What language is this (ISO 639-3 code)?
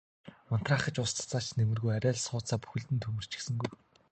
mon